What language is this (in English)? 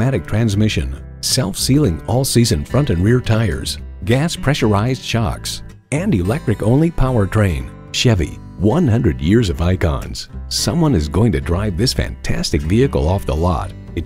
English